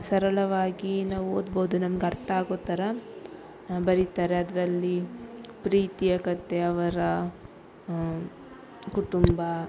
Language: Kannada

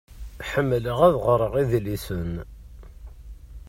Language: Kabyle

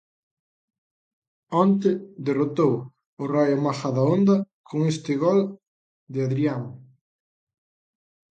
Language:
Galician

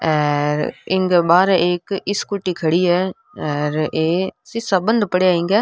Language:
Rajasthani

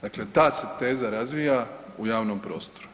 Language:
Croatian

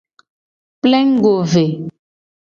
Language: Gen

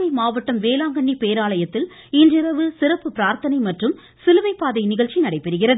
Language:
Tamil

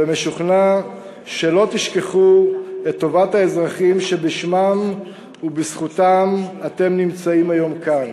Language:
Hebrew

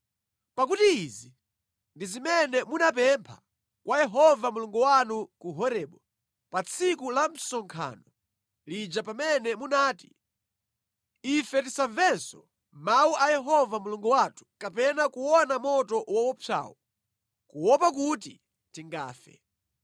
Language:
Nyanja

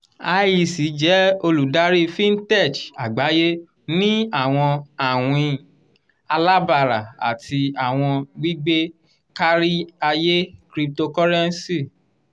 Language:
Yoruba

